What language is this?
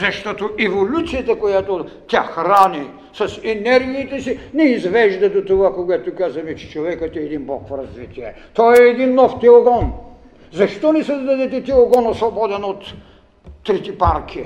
Bulgarian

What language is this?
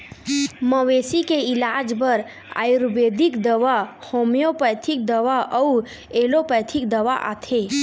Chhattisgarhi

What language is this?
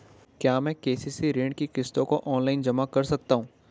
Hindi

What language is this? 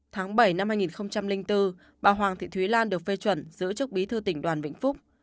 Vietnamese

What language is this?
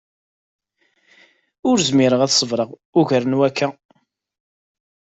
Kabyle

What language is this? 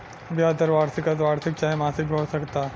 Bhojpuri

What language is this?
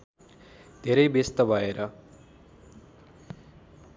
Nepali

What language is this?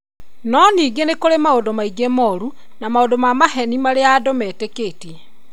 Kikuyu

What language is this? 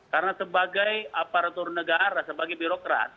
Indonesian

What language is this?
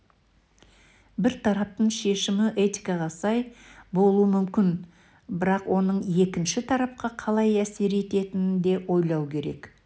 Kazakh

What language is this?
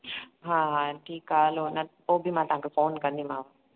Sindhi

